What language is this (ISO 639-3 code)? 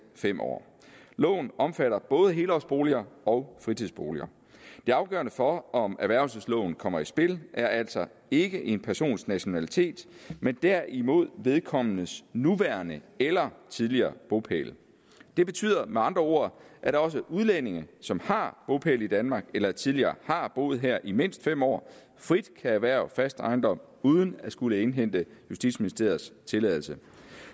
dan